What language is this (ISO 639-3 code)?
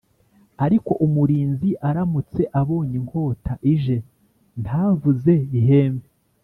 kin